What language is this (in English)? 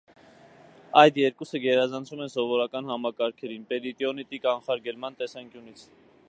Armenian